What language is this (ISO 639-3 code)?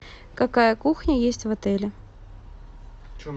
rus